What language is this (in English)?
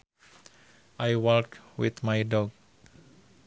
Sundanese